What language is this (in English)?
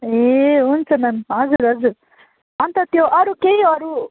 Nepali